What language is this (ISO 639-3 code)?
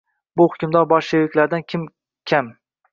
uzb